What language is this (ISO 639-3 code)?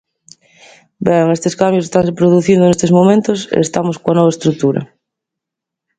glg